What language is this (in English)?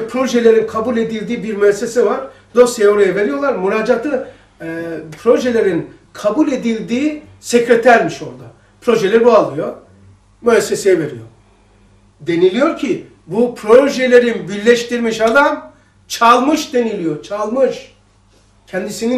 Turkish